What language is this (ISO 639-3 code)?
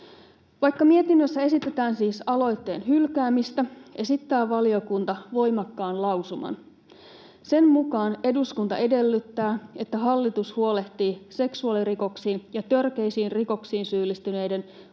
fin